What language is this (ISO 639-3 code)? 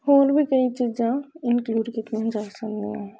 pan